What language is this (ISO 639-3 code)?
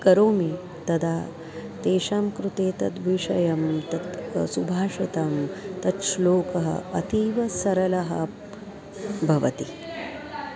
san